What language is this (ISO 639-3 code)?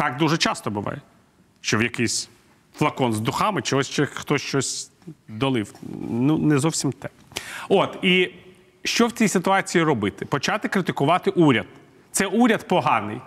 ukr